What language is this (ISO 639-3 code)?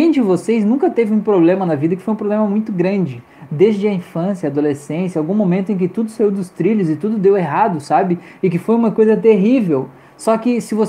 por